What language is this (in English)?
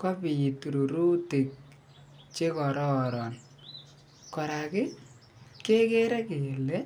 Kalenjin